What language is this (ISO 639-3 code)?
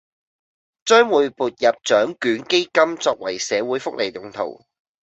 yue